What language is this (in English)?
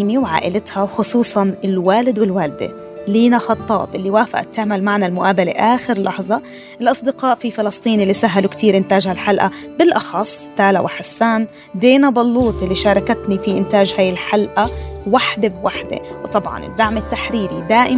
Arabic